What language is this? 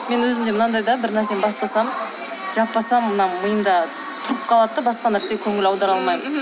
Kazakh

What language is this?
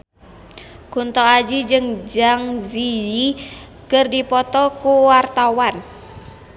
Sundanese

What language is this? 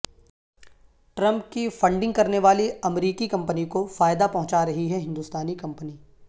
Urdu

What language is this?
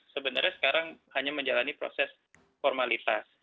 Indonesian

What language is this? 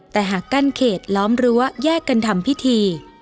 Thai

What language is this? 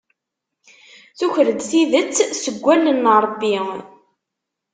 Kabyle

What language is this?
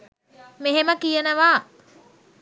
Sinhala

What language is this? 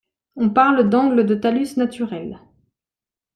French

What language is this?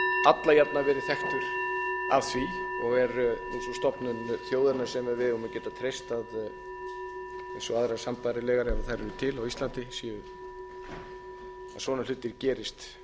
Icelandic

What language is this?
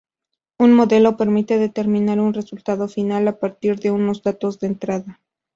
Spanish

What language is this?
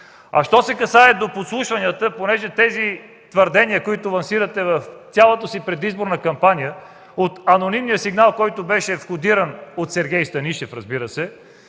Bulgarian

